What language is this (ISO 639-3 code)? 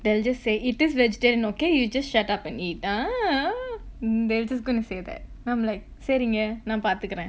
eng